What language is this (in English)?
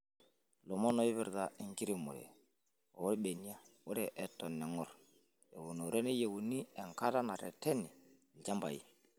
Masai